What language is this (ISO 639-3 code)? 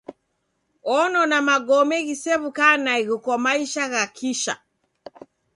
dav